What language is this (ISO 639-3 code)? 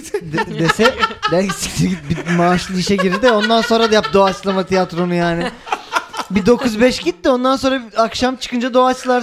tur